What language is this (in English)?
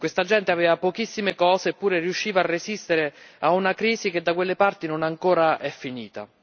Italian